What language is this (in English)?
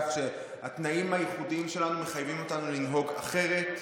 Hebrew